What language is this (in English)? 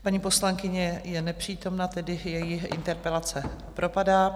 Czech